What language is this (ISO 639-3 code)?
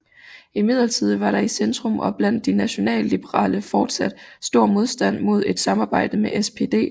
dan